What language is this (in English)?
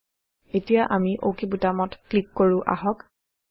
Assamese